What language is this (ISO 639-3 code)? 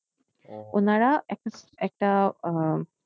ben